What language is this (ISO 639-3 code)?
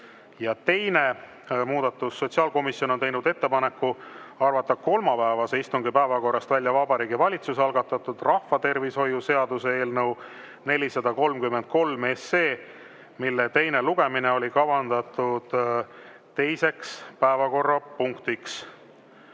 est